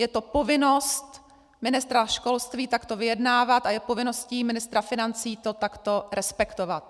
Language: Czech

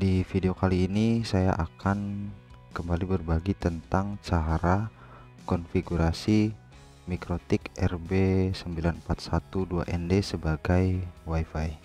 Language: Indonesian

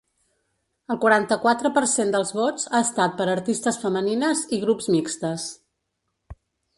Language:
Catalan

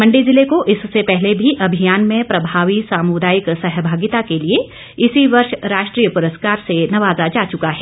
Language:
Hindi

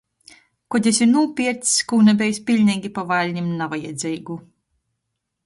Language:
Latgalian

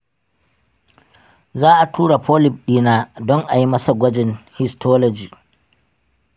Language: Hausa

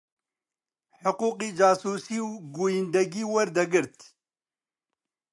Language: Central Kurdish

